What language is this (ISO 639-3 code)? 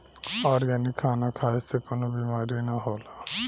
bho